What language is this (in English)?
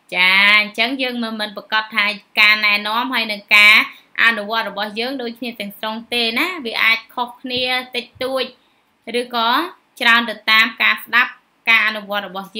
Vietnamese